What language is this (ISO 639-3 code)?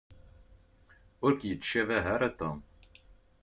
kab